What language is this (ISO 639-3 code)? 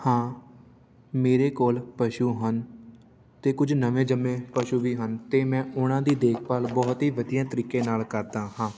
pan